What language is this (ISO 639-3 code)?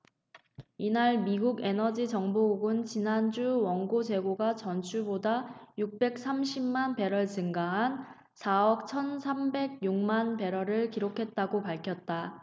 kor